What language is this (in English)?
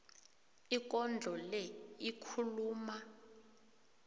South Ndebele